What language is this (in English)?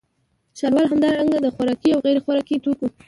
Pashto